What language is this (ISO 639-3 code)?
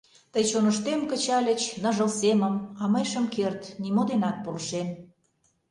chm